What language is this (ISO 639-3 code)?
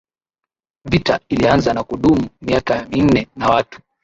swa